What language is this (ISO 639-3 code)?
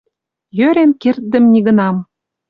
mrj